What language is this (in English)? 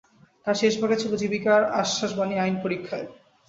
Bangla